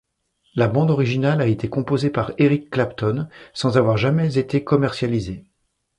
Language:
French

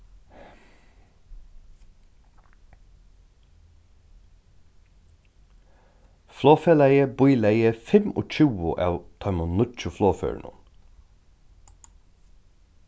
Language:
Faroese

